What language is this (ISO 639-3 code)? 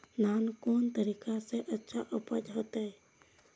mai